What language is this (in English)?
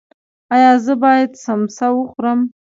Pashto